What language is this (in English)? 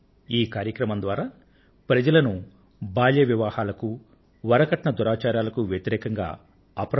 Telugu